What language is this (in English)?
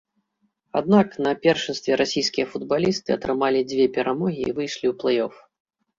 Belarusian